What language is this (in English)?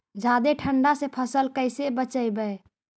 Magahi